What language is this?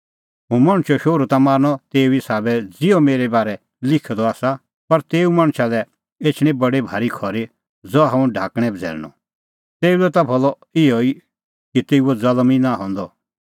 Kullu Pahari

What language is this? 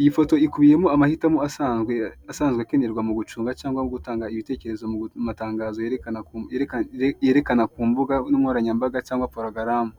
Kinyarwanda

